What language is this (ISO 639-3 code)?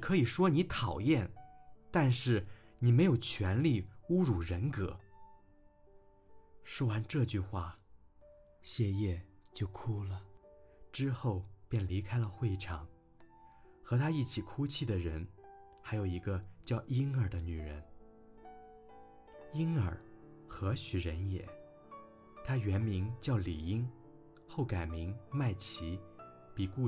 zho